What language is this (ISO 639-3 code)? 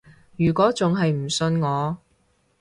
yue